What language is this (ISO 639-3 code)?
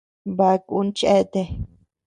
cux